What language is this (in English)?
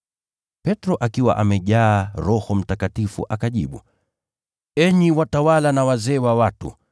Swahili